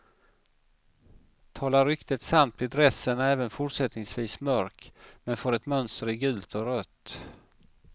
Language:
Swedish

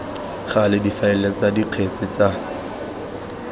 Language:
Tswana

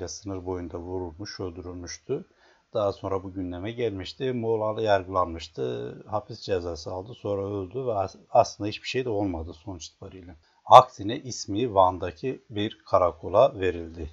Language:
Turkish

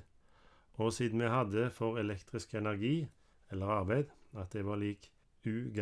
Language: Norwegian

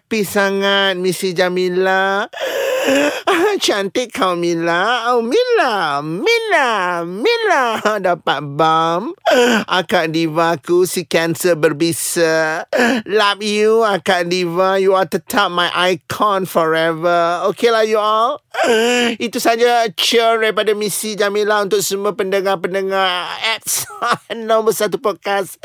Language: Malay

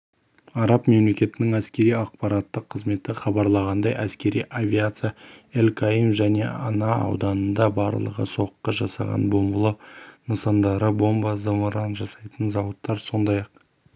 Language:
Kazakh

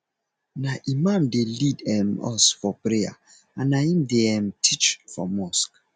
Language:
Nigerian Pidgin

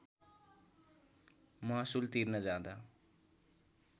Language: Nepali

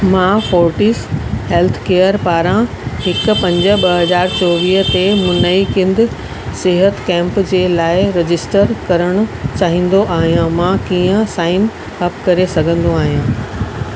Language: Sindhi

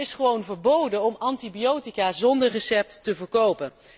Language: Dutch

